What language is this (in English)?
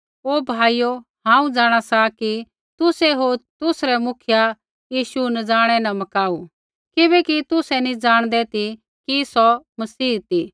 Kullu Pahari